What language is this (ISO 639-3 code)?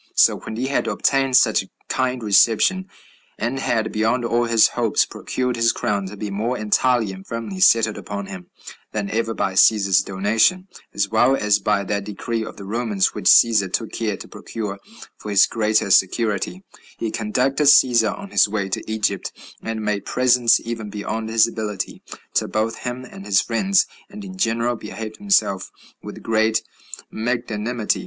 eng